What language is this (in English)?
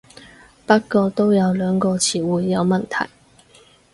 Cantonese